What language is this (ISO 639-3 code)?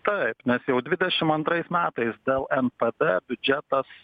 lit